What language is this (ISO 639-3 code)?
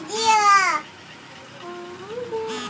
mai